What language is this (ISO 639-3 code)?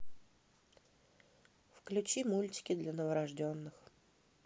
rus